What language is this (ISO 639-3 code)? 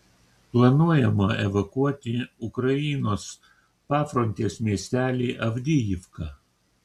lit